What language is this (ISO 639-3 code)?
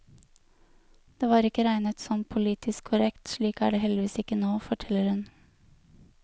nor